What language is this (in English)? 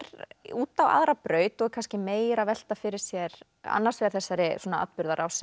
Icelandic